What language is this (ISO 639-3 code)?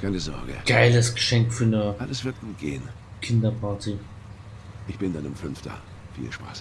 deu